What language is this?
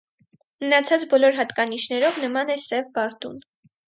Armenian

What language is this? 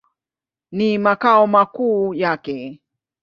Swahili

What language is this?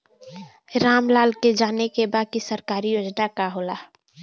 Bhojpuri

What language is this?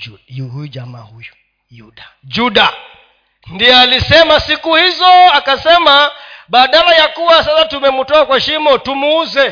Swahili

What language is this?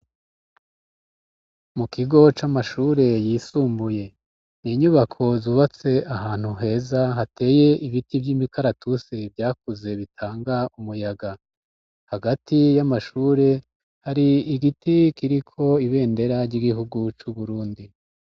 Rundi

